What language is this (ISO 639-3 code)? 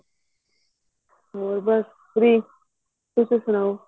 pan